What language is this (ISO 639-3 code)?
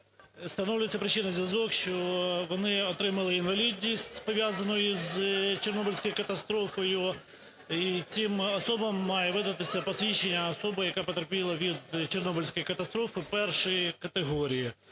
ukr